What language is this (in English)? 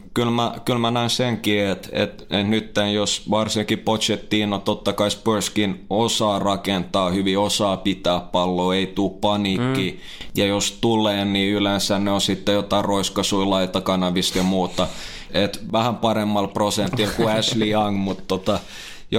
Finnish